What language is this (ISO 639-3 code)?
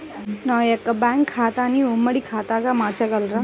tel